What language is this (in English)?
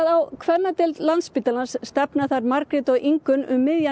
Icelandic